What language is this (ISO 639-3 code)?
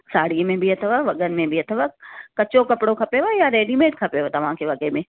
snd